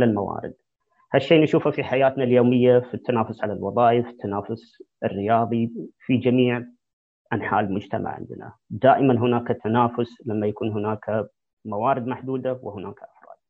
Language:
Arabic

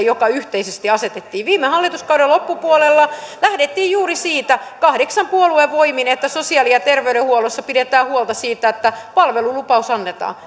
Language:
Finnish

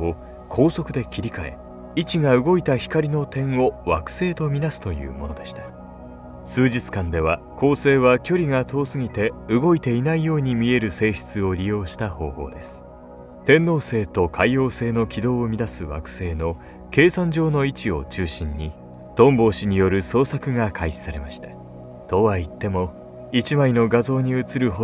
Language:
Japanese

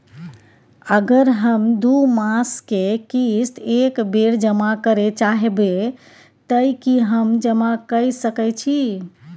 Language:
Maithili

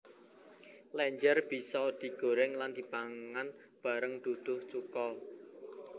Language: Javanese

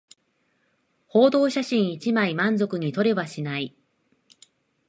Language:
Japanese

